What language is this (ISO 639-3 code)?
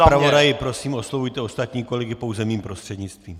ces